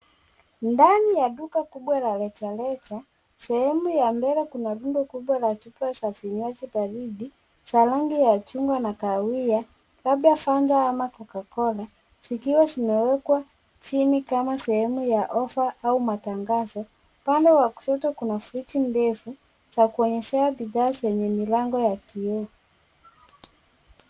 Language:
Swahili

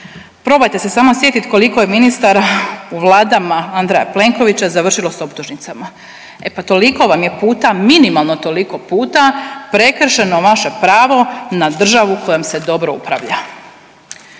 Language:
Croatian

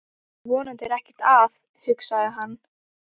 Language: Icelandic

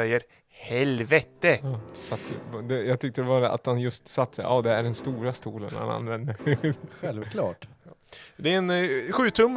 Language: Swedish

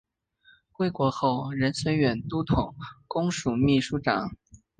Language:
Chinese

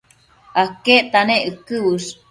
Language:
Matsés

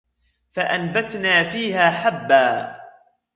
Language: Arabic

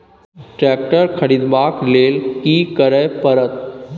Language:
Maithili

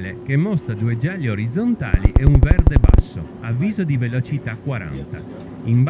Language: Italian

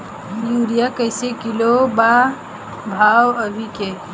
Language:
Bhojpuri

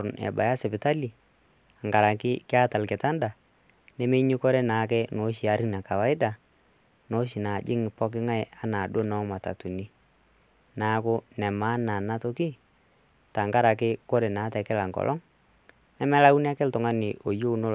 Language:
Masai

